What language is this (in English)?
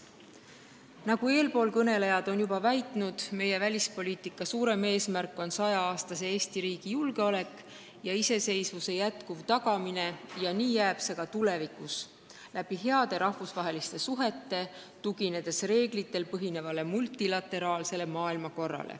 Estonian